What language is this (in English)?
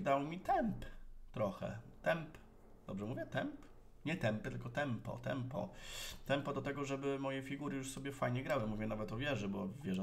Polish